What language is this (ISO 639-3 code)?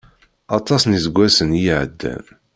kab